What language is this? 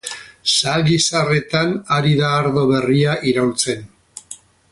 Basque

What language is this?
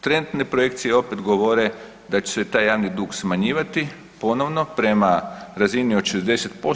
Croatian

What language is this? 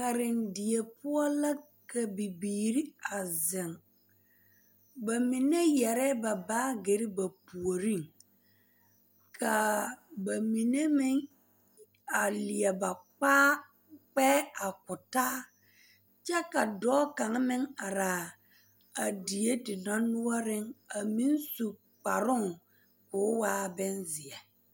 Southern Dagaare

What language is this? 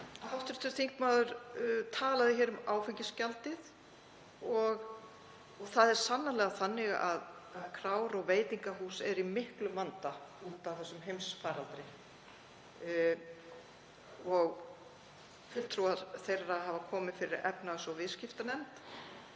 Icelandic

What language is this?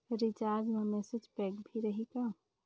Chhattisgarhi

